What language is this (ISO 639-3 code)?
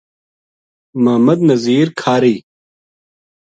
gju